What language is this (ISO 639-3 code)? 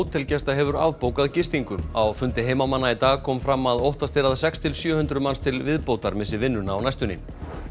isl